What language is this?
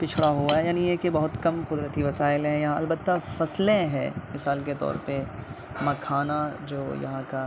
Urdu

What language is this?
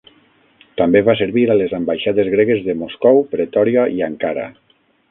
Catalan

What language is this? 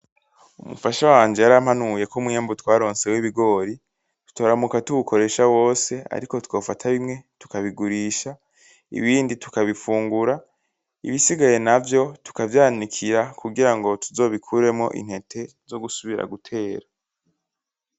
Rundi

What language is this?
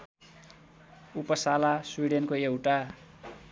Nepali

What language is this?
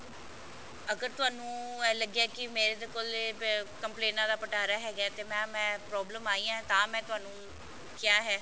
Punjabi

